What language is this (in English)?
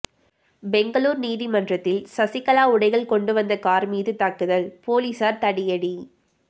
Tamil